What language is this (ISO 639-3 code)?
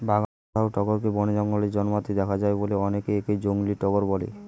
ben